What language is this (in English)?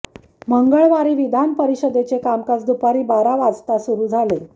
Marathi